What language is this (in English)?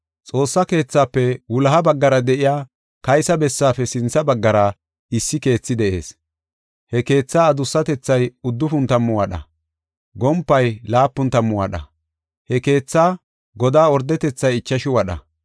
Gofa